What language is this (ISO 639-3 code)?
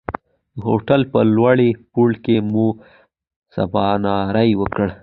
pus